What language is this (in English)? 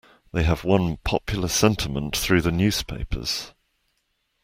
English